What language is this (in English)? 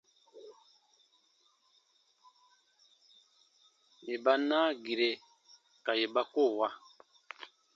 Baatonum